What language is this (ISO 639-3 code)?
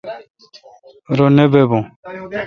xka